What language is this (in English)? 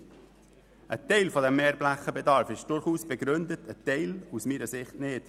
Swiss German